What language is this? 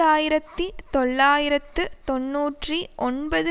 Tamil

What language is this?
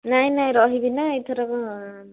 Odia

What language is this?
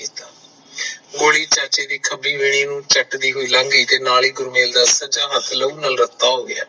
Punjabi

